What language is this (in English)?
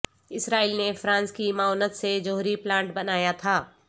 Urdu